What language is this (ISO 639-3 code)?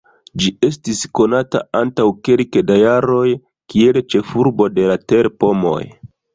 epo